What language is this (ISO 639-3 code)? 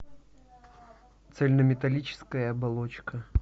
rus